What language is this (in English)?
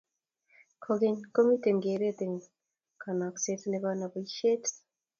Kalenjin